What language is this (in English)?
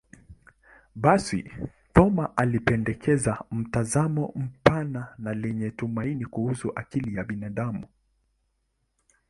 Swahili